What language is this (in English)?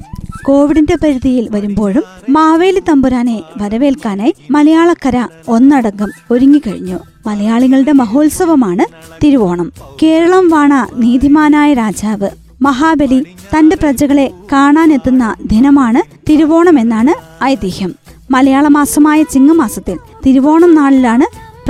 Malayalam